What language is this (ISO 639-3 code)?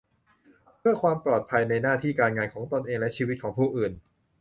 tha